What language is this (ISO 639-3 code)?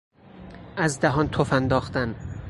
fas